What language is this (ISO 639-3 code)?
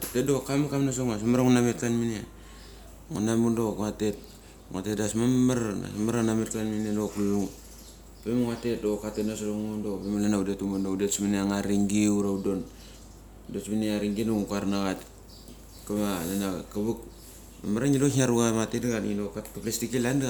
gcc